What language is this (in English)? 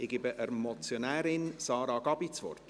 Swiss German